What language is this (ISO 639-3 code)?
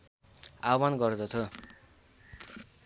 nep